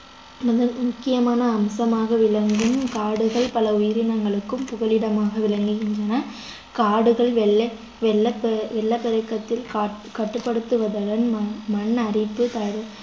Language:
Tamil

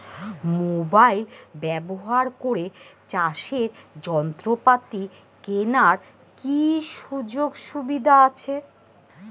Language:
Bangla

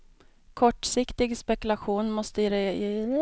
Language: Swedish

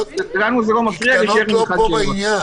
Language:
Hebrew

